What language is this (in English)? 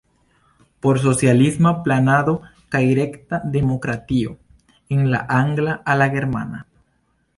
Esperanto